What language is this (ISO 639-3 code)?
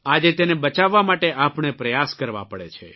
guj